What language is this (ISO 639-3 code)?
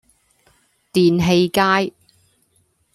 yue